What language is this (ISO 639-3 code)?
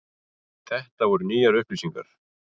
isl